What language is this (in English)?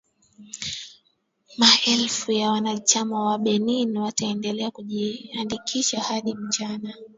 Swahili